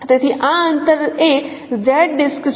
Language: Gujarati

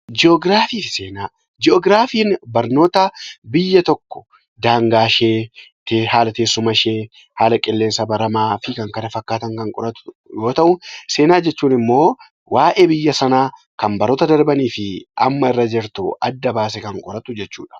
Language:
Oromo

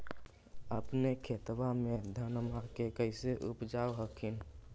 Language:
Magahi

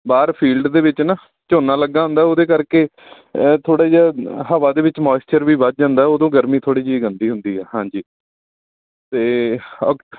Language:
Punjabi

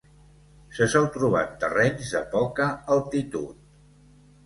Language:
Catalan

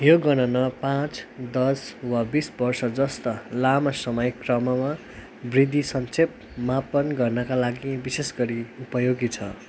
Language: Nepali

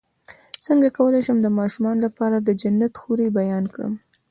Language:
Pashto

